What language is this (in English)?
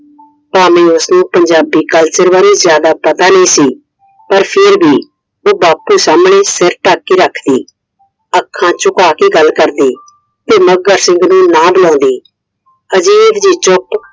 Punjabi